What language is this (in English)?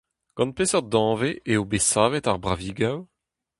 Breton